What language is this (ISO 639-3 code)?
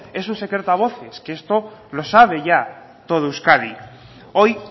spa